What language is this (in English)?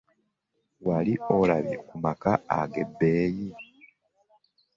Ganda